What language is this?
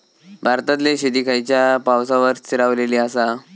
Marathi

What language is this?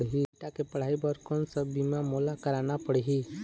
Chhattisgarhi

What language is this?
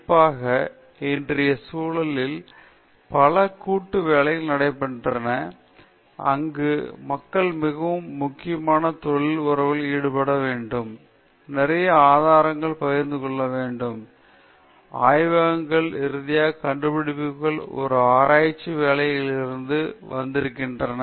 Tamil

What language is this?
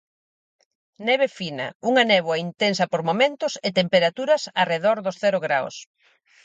Galician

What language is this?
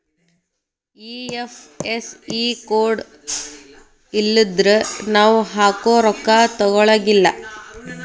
Kannada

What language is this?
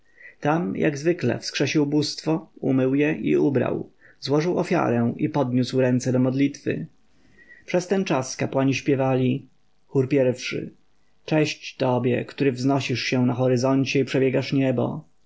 Polish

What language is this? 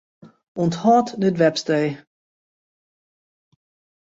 Western Frisian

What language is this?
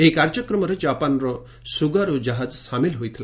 Odia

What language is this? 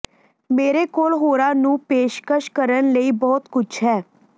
Punjabi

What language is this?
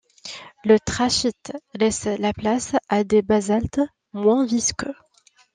French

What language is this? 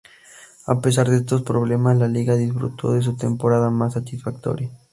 Spanish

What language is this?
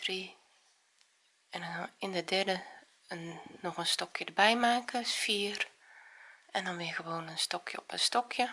Dutch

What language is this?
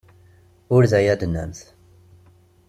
Kabyle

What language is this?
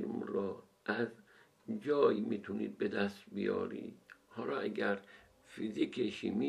Persian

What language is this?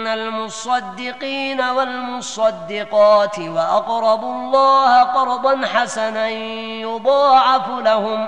Arabic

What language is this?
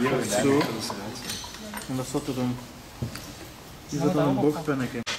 Dutch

